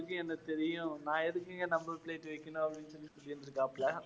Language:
Tamil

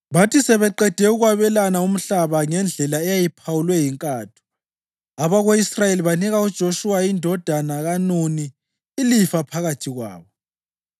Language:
North Ndebele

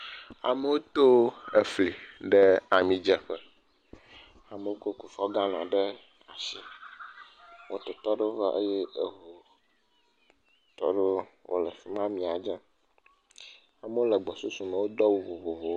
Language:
Ewe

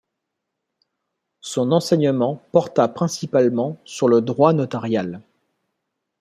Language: French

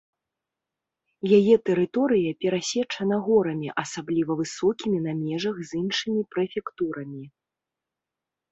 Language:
Belarusian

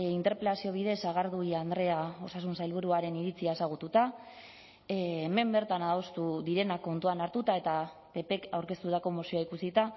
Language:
Basque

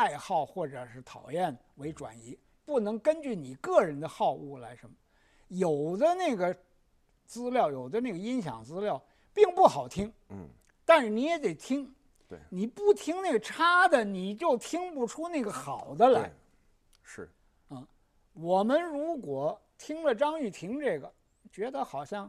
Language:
Chinese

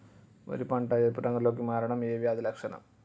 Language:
Telugu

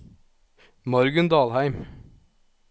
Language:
Norwegian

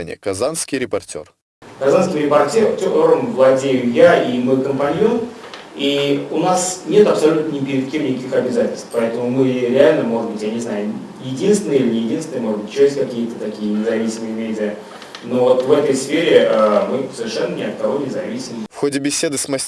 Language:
Russian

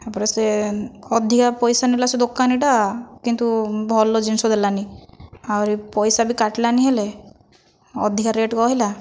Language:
Odia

